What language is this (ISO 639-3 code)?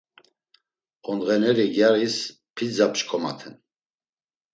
lzz